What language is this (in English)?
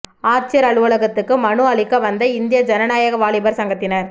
Tamil